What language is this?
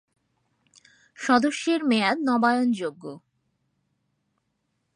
Bangla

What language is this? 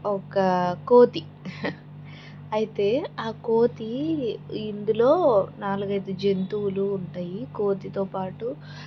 Telugu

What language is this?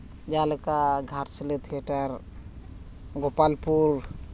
Santali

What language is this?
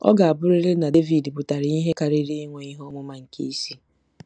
Igbo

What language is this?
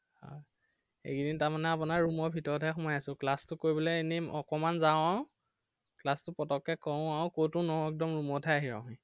Assamese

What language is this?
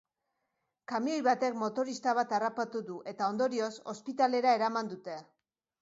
Basque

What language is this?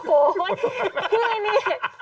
Thai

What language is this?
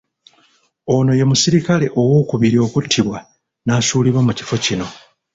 Ganda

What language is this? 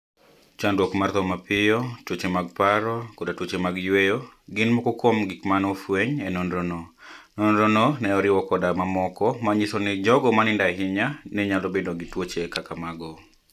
Luo (Kenya and Tanzania)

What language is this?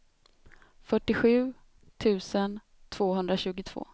Swedish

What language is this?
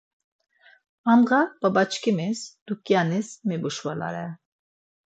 Laz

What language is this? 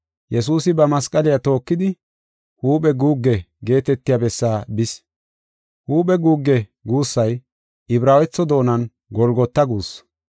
Gofa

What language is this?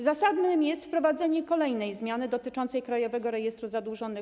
Polish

